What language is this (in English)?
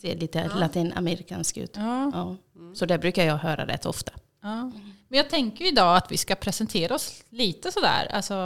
Swedish